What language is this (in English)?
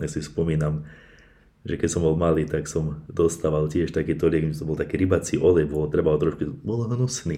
Slovak